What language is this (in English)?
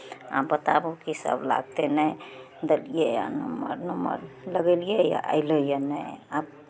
Maithili